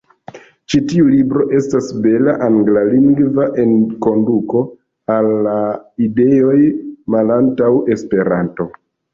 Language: Esperanto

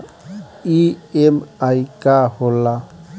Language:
Bhojpuri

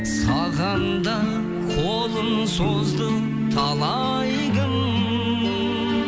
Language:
Kazakh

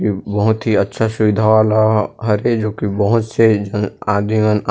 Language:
Chhattisgarhi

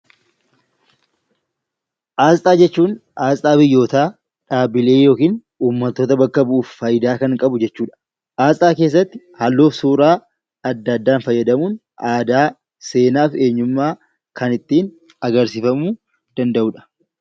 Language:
Oromo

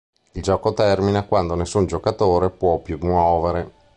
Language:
Italian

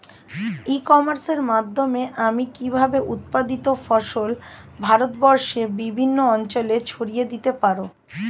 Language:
Bangla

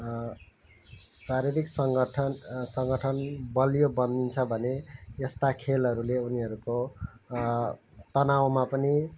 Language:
Nepali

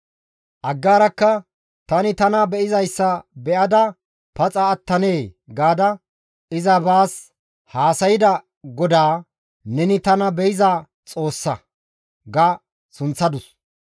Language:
Gamo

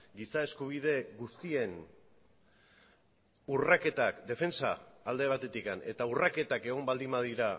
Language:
Basque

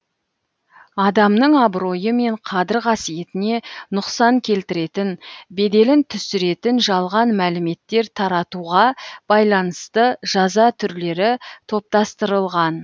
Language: Kazakh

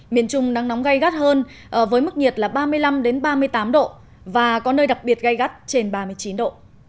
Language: Vietnamese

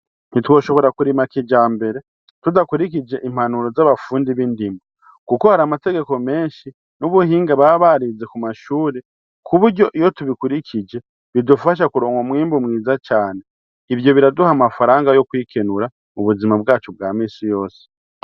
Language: Rundi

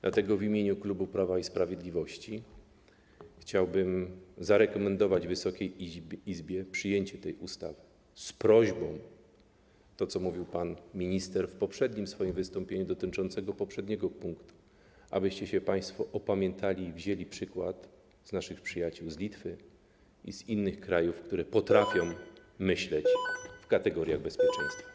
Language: Polish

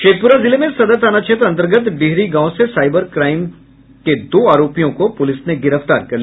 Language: Hindi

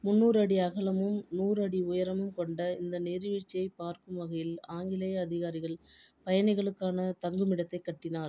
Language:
Tamil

